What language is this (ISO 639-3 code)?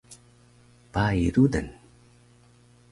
trv